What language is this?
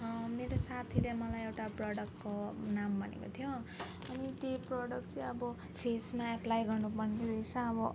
Nepali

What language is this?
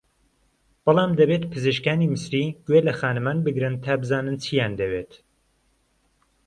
Central Kurdish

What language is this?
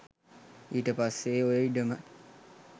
Sinhala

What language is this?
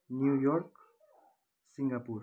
Nepali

